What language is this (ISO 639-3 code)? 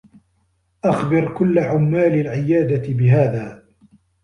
ara